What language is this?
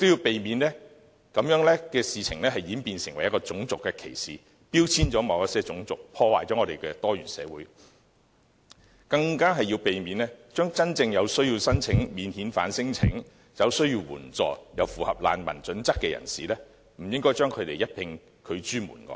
Cantonese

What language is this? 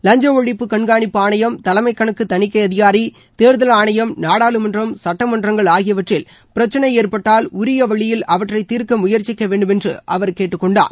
Tamil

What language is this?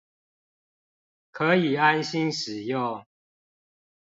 Chinese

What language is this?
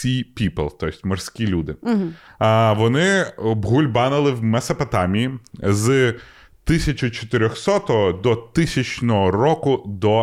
Ukrainian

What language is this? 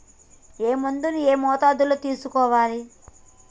Telugu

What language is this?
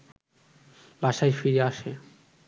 Bangla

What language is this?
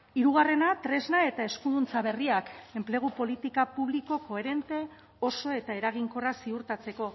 Basque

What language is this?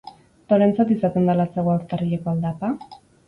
Basque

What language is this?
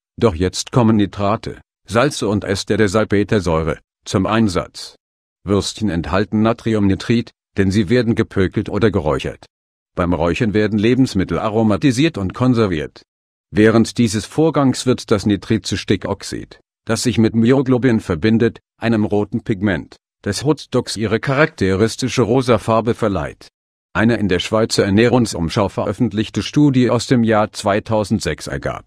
German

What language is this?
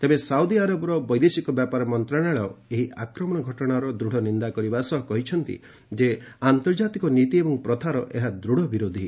Odia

